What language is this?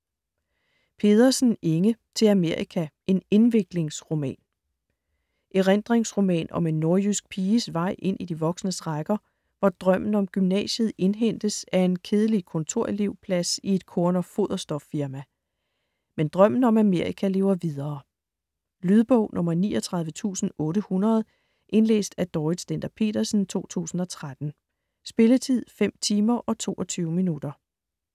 Danish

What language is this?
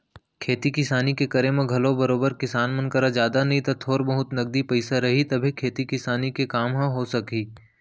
Chhattisgarhi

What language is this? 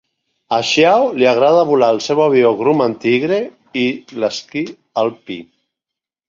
Catalan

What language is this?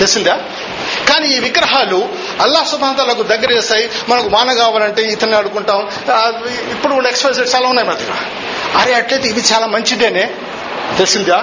Telugu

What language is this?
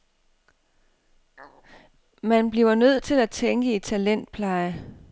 Danish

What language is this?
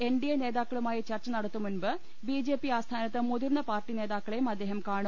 Malayalam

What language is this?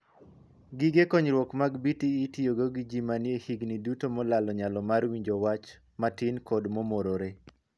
Luo (Kenya and Tanzania)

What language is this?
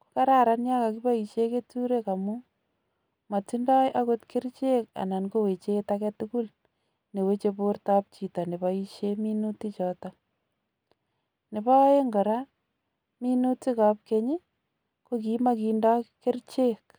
Kalenjin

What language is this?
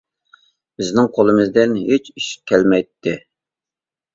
Uyghur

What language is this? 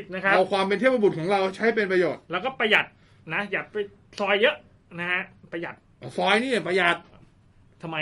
Thai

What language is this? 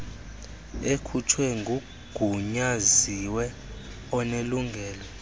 Xhosa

